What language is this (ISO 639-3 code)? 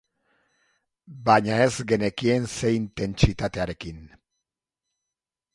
eus